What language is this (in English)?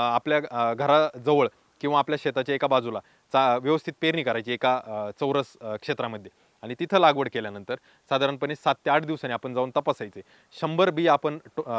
Romanian